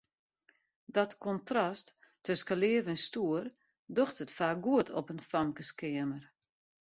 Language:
Western Frisian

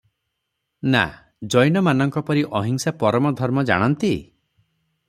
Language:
Odia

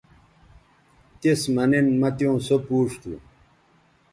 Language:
Bateri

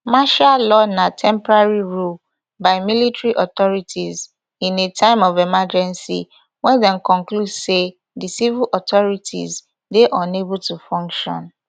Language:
Nigerian Pidgin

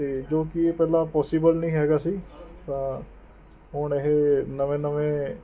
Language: Punjabi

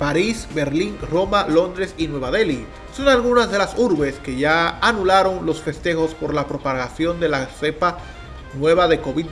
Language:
Spanish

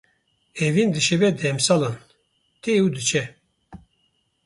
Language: Kurdish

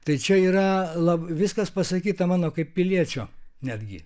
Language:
Lithuanian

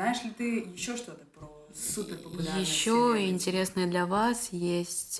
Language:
Russian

